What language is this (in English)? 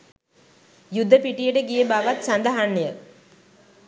Sinhala